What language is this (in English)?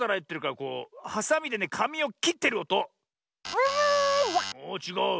Japanese